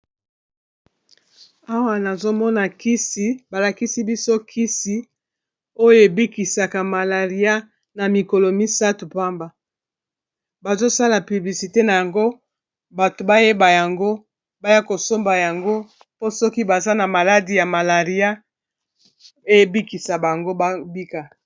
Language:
Lingala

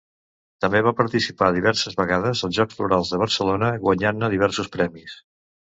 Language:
Catalan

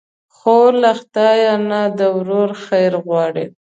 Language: Pashto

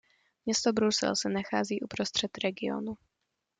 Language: Czech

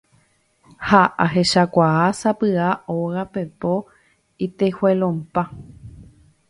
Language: Guarani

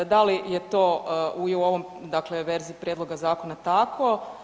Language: Croatian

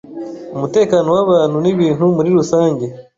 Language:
Kinyarwanda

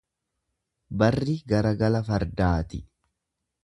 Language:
Oromo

